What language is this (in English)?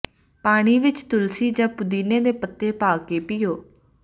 Punjabi